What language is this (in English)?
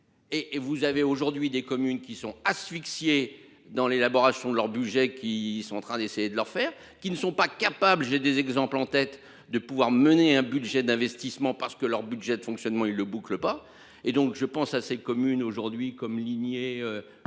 French